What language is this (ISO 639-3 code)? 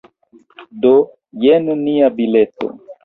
epo